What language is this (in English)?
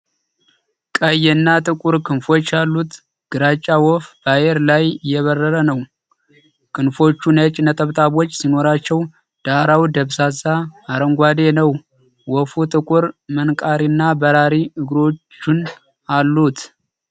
Amharic